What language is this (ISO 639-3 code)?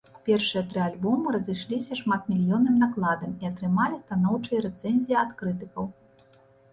bel